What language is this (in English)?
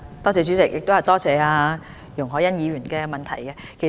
Cantonese